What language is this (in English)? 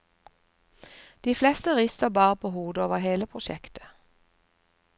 Norwegian